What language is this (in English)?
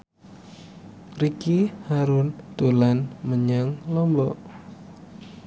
Javanese